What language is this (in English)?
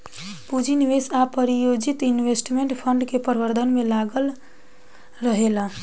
Bhojpuri